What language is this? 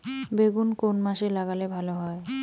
Bangla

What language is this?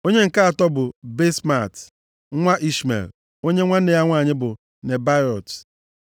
Igbo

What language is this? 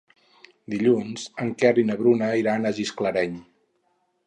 Catalan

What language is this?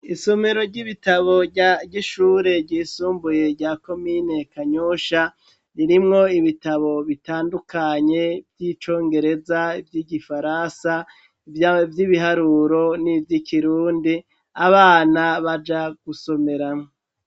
Rundi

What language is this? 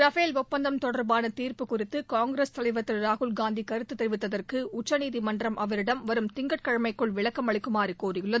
Tamil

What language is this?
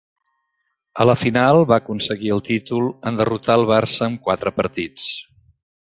Catalan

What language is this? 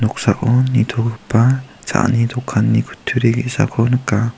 Garo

